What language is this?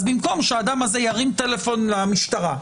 Hebrew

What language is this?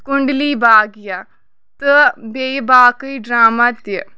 Kashmiri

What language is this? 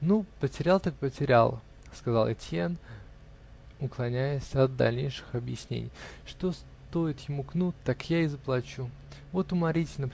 Russian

